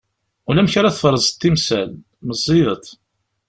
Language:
Kabyle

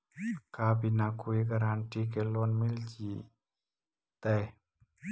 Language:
Magahi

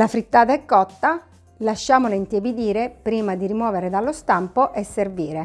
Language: Italian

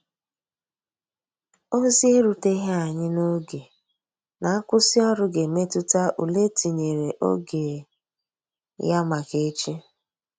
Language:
Igbo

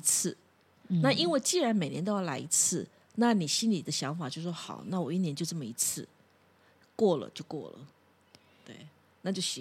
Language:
Chinese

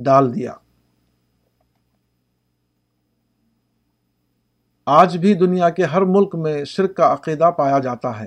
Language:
Urdu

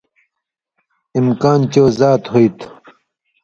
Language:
Indus Kohistani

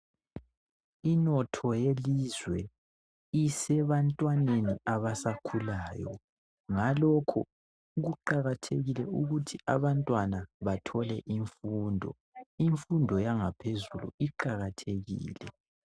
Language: North Ndebele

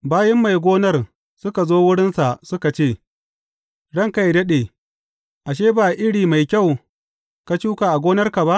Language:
Hausa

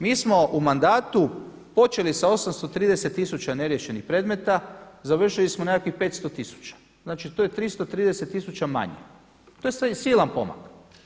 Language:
Croatian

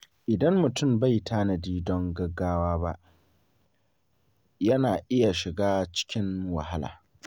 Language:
Hausa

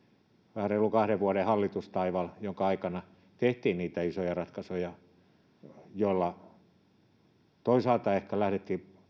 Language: Finnish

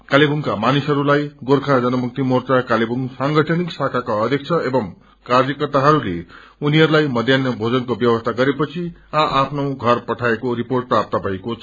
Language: Nepali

